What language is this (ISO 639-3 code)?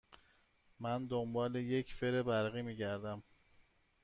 fas